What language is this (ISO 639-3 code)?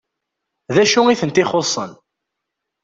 kab